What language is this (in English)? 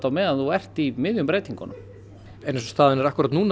Icelandic